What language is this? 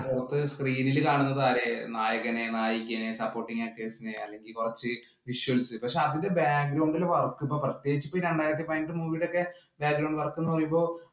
Malayalam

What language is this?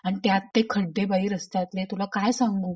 Marathi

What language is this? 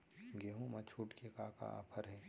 Chhattisgarhi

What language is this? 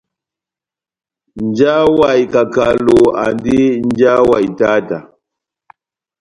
Batanga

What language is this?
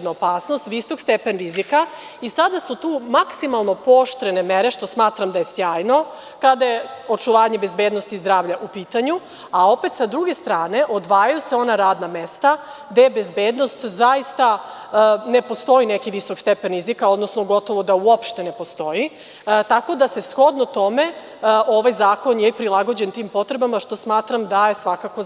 Serbian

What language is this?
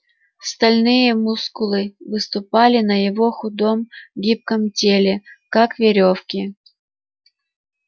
Russian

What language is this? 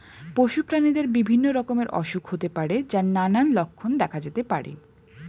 Bangla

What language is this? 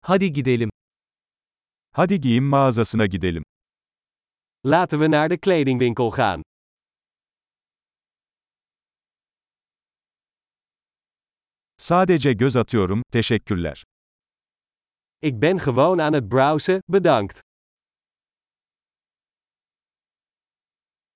Turkish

